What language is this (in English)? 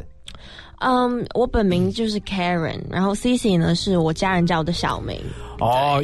Chinese